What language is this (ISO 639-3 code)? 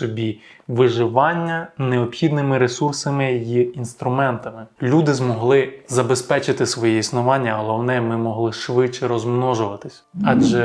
ukr